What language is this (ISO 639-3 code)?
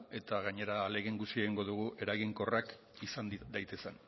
eus